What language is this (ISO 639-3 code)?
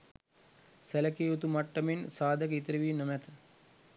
sin